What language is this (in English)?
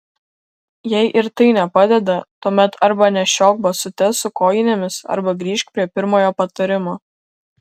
Lithuanian